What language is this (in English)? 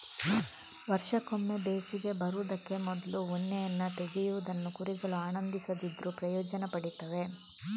Kannada